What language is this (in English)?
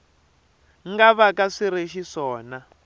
Tsonga